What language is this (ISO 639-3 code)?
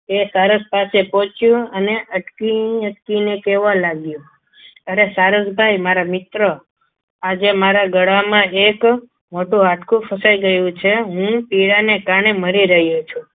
guj